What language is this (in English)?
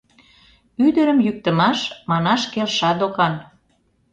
Mari